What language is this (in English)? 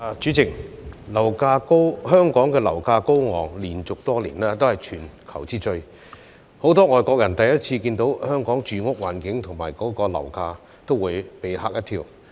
Cantonese